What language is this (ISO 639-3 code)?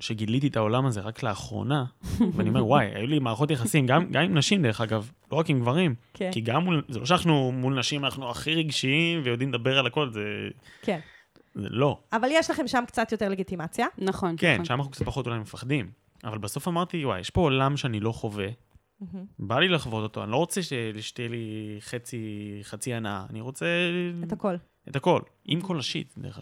heb